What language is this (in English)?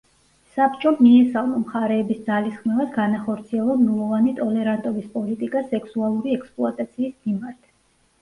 Georgian